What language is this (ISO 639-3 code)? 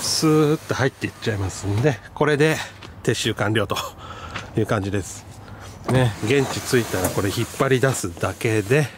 jpn